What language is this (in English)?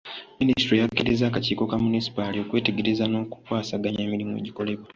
Ganda